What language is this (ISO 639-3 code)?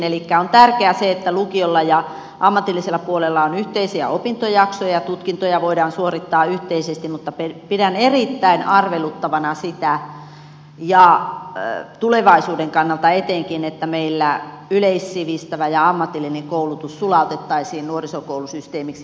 fin